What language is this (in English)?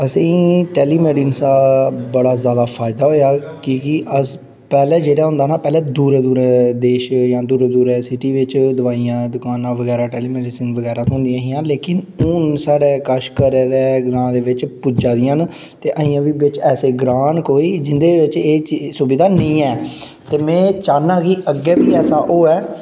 Dogri